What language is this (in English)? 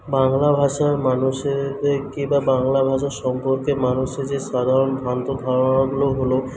Bangla